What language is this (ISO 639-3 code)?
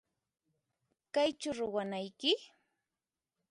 qxp